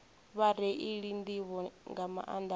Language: Venda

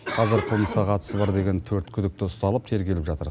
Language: Kazakh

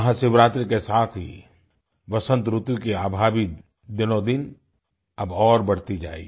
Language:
Hindi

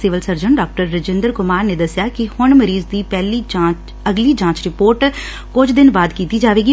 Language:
Punjabi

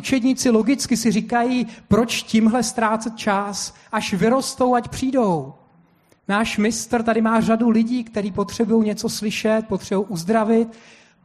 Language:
Czech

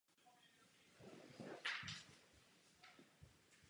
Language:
Czech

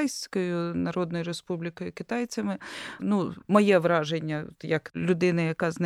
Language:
Ukrainian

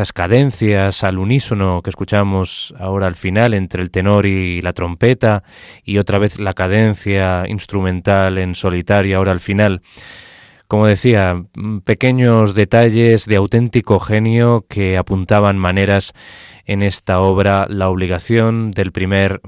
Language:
Spanish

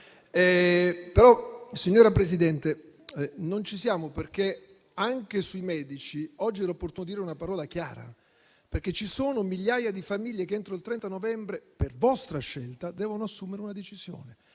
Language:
Italian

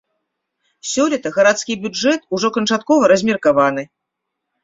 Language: Belarusian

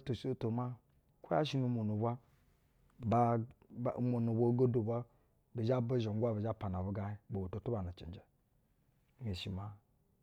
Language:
Basa (Nigeria)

